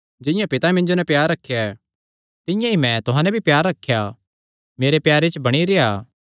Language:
Kangri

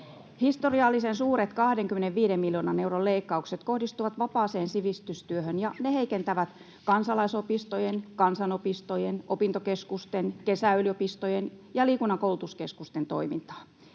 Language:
Finnish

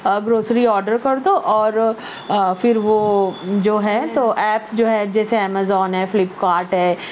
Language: Urdu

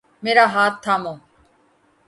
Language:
Urdu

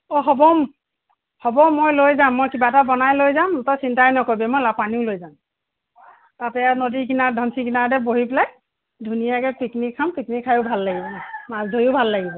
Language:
Assamese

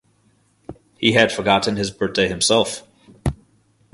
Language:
English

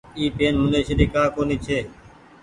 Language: Goaria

